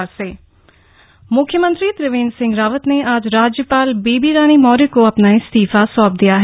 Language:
Hindi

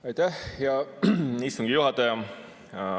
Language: Estonian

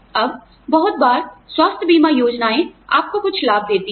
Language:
Hindi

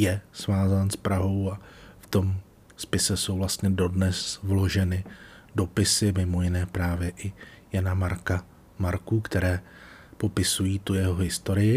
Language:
Czech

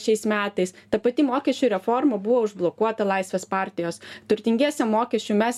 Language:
Lithuanian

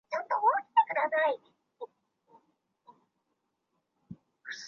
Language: Chinese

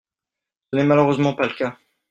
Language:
French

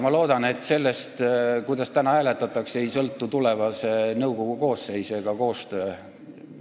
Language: Estonian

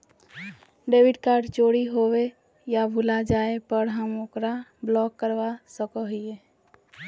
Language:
Magahi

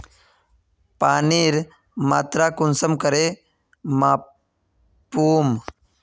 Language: Magahi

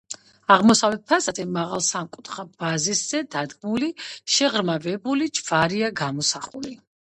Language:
Georgian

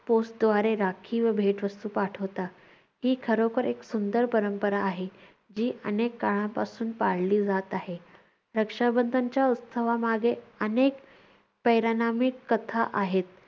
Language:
Marathi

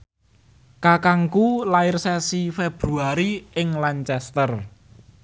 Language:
Javanese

